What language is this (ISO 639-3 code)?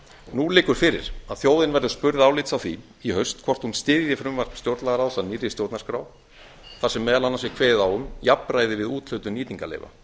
isl